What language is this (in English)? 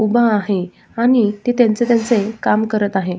Marathi